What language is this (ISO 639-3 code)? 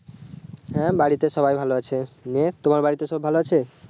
ben